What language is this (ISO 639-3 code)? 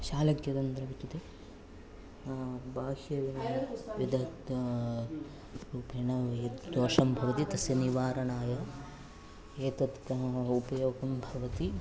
san